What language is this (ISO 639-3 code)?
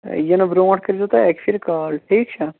kas